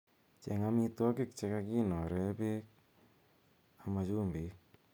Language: Kalenjin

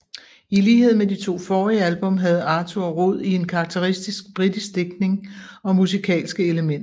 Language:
Danish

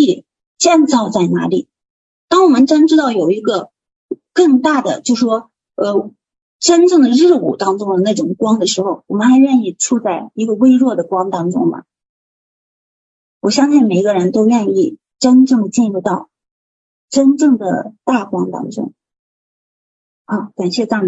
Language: Chinese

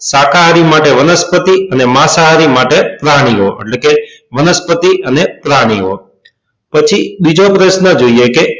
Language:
Gujarati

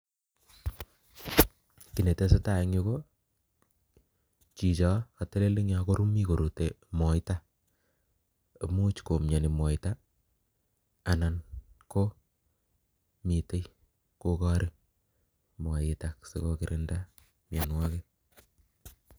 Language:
Kalenjin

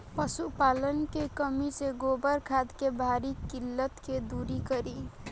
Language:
Bhojpuri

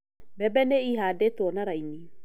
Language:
Kikuyu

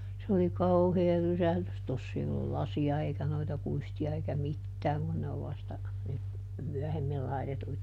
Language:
Finnish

